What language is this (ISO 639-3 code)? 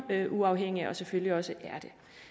dan